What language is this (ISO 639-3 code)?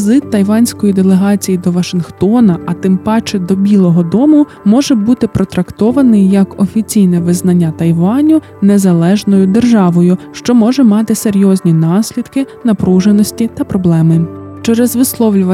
ukr